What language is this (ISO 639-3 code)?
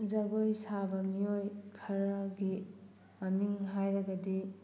mni